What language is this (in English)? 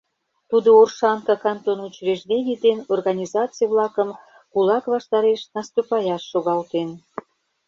Mari